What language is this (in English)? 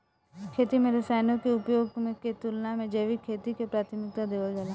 Bhojpuri